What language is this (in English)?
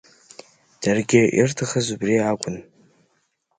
Abkhazian